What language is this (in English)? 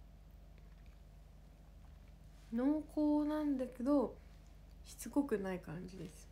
Japanese